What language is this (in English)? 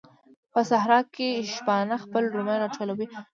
Pashto